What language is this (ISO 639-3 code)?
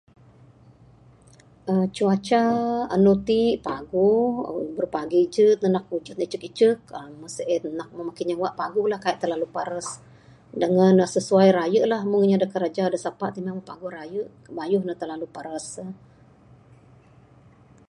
sdo